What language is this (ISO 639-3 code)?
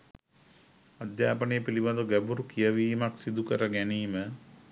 sin